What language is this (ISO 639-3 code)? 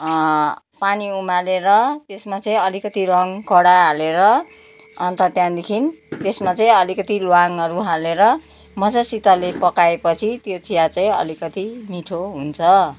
nep